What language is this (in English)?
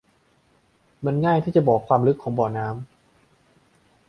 Thai